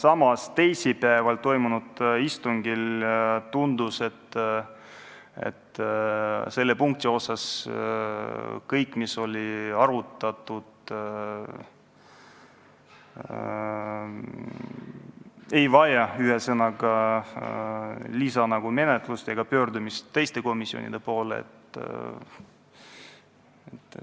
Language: Estonian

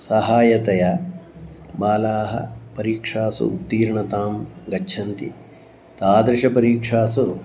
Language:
Sanskrit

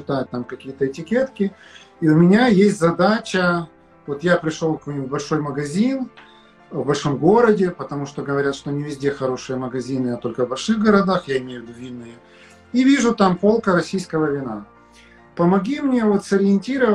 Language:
Russian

